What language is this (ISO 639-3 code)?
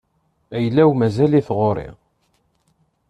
kab